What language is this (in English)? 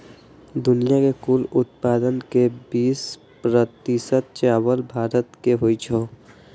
Maithili